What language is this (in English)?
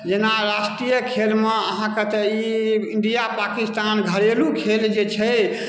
Maithili